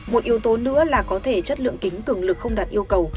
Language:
Vietnamese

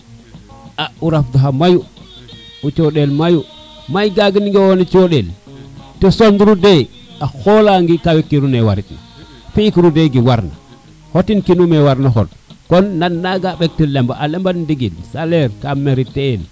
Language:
Serer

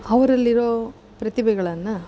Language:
Kannada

